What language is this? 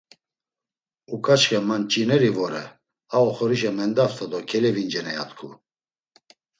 Laz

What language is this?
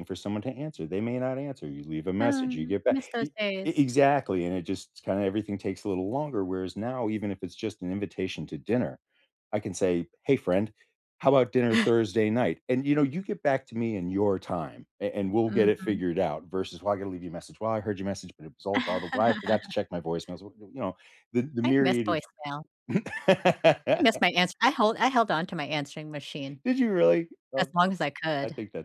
English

